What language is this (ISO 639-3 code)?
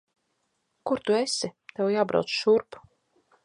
lav